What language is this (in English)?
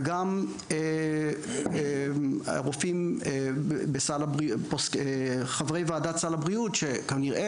Hebrew